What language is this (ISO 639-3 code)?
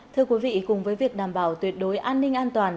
vie